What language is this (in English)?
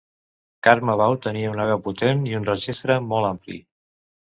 Catalan